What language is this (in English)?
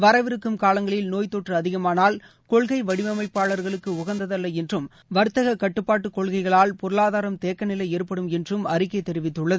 Tamil